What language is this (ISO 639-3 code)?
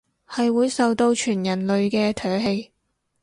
yue